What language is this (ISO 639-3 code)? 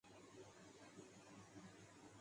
urd